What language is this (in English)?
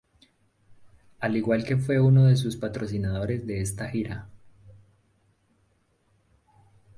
Spanish